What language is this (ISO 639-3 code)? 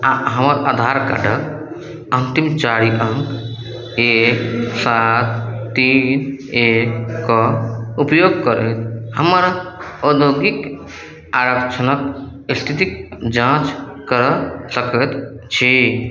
mai